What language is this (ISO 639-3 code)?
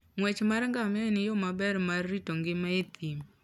luo